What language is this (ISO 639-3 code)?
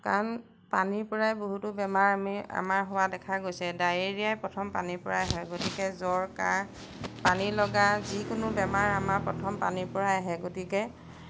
asm